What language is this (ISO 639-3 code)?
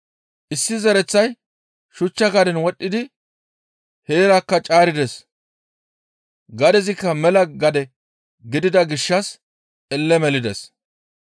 gmv